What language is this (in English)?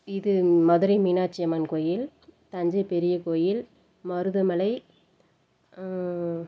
Tamil